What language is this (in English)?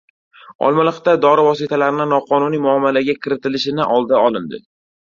Uzbek